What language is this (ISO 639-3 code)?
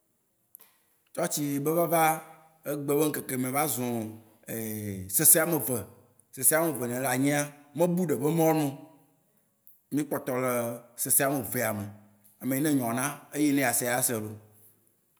wci